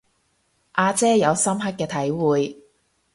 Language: Cantonese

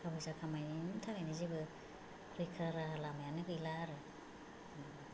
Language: Bodo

